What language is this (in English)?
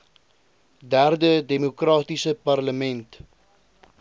Afrikaans